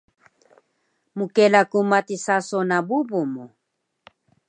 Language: Taroko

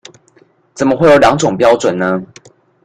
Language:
Chinese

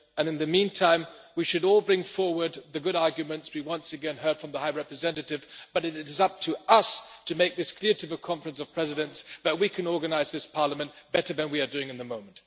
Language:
English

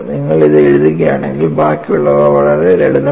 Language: Malayalam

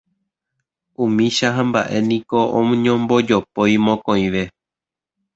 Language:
Guarani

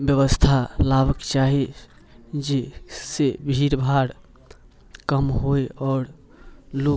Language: Maithili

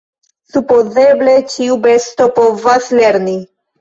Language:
Esperanto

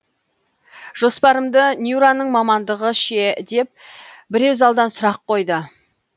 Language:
Kazakh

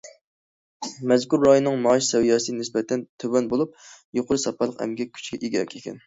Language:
Uyghur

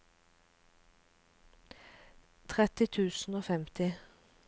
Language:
Norwegian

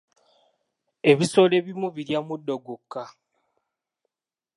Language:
Ganda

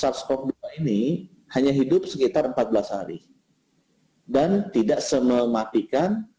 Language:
Indonesian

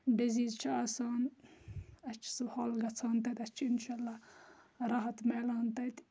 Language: Kashmiri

